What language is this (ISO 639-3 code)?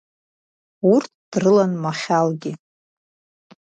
abk